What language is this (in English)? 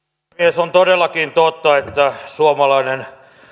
Finnish